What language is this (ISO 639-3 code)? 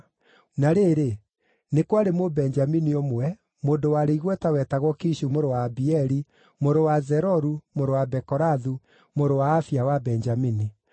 kik